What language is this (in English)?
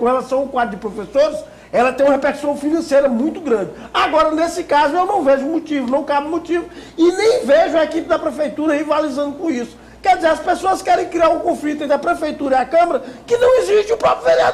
Portuguese